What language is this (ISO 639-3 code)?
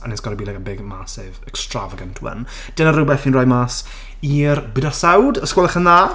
cym